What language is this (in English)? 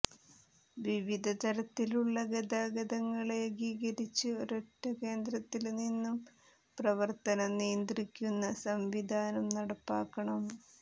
Malayalam